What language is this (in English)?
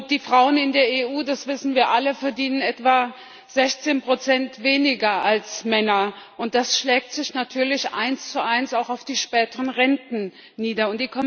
German